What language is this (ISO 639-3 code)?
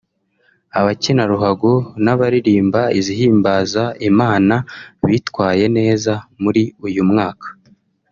kin